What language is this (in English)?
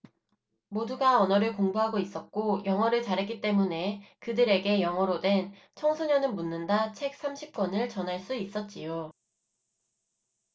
Korean